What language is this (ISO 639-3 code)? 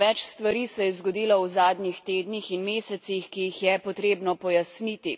slv